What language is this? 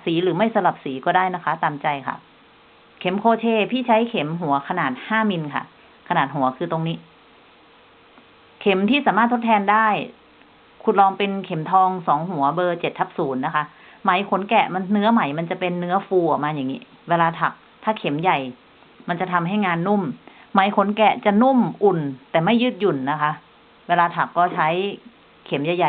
Thai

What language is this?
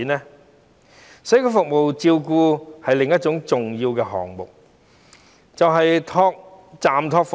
Cantonese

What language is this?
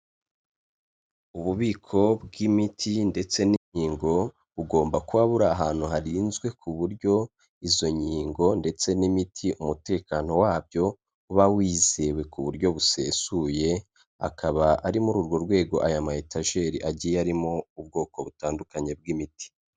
Kinyarwanda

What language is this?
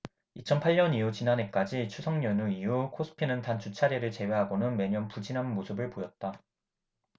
Korean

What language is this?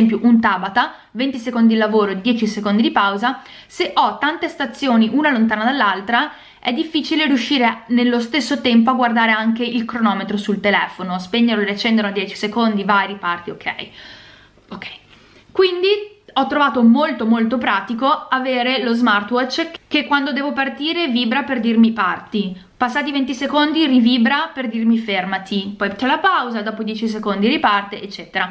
Italian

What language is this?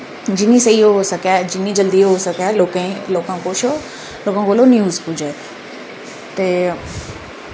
Dogri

